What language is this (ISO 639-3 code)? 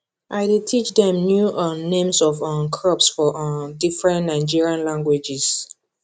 pcm